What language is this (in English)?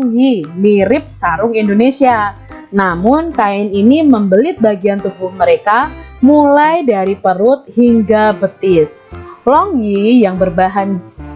Indonesian